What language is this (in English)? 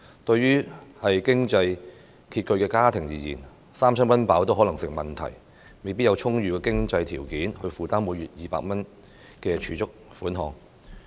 Cantonese